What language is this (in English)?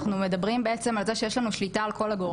Hebrew